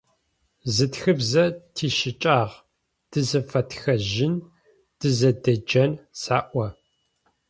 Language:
Adyghe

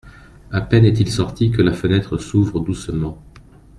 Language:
French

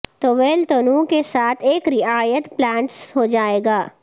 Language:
Urdu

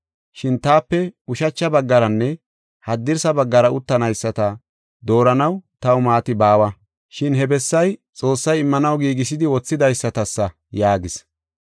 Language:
Gofa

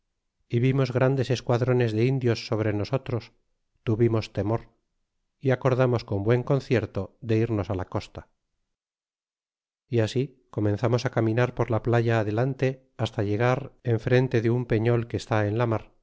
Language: Spanish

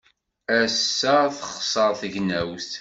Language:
Kabyle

